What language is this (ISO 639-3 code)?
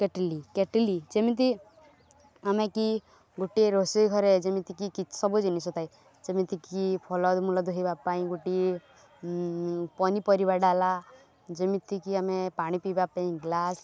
ori